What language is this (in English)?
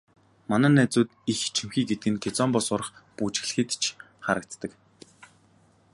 Mongolian